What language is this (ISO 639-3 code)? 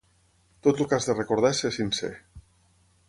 cat